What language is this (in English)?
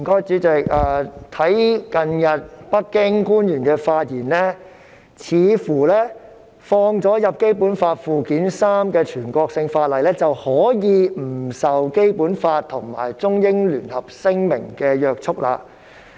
Cantonese